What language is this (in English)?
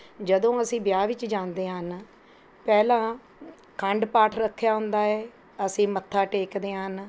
Punjabi